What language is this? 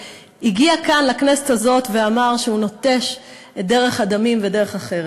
Hebrew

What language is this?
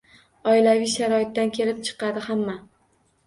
Uzbek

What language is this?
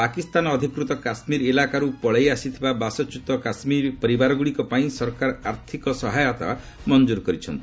Odia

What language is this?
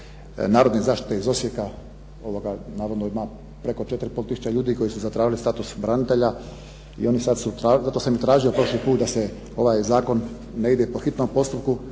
Croatian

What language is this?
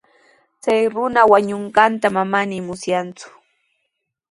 Sihuas Ancash Quechua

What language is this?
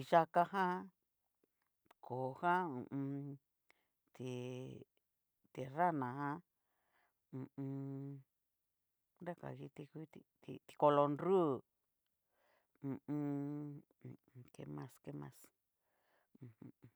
Cacaloxtepec Mixtec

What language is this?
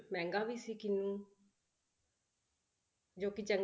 Punjabi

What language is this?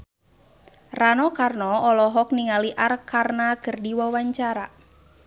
Sundanese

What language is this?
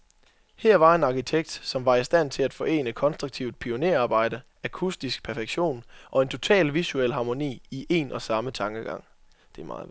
Danish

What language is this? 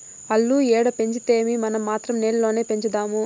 Telugu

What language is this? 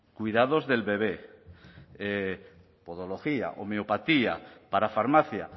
Spanish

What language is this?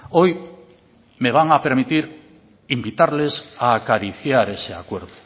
Spanish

